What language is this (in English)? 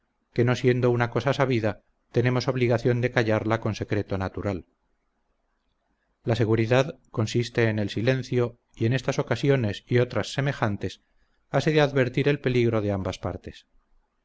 Spanish